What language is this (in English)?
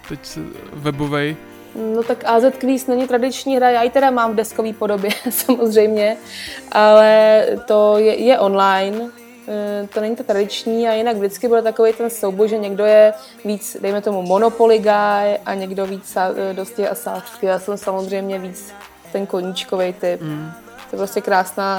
Czech